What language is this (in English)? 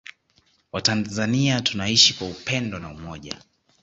Swahili